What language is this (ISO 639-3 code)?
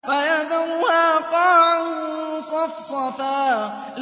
ara